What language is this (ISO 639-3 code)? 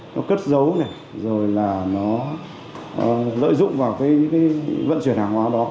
vie